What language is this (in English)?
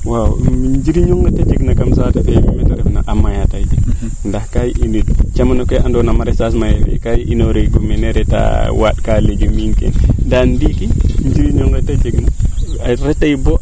Serer